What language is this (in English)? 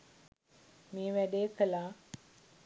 Sinhala